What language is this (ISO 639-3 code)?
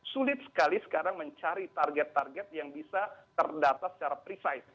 ind